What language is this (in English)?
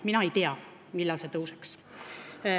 Estonian